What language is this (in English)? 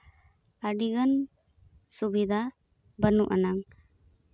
Santali